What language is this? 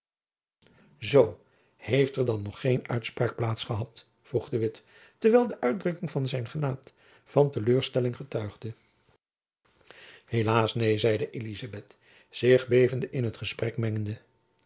Dutch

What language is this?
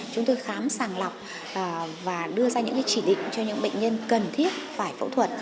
Vietnamese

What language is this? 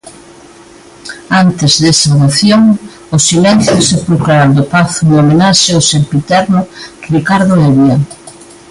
Galician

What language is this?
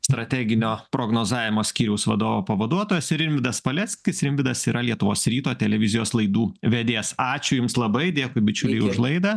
Lithuanian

